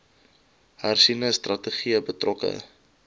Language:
Afrikaans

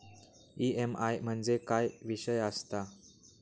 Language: Marathi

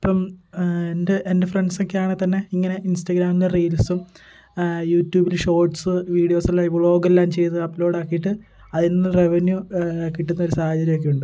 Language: Malayalam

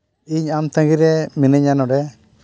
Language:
Santali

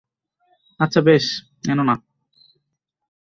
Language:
Bangla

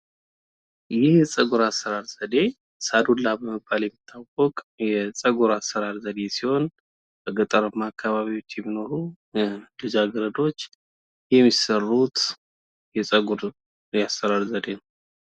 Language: Amharic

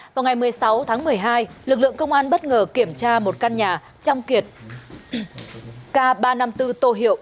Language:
Vietnamese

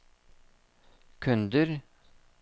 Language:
Norwegian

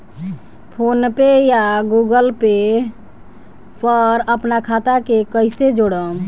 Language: Bhojpuri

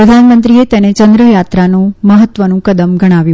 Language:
Gujarati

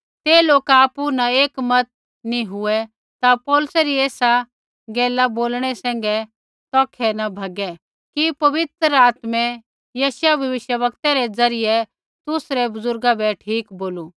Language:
Kullu Pahari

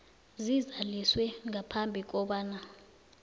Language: South Ndebele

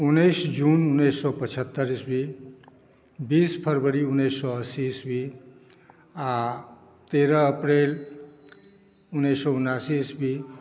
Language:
Maithili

